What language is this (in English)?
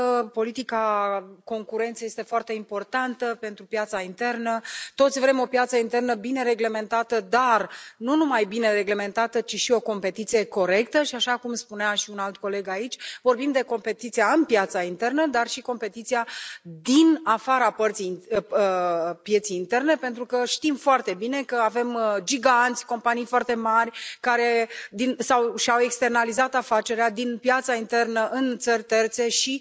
Romanian